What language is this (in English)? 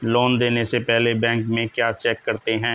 Hindi